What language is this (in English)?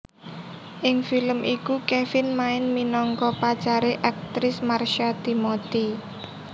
Javanese